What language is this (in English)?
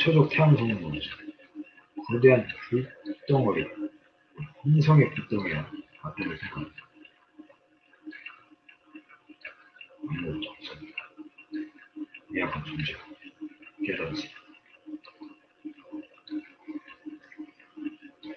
Korean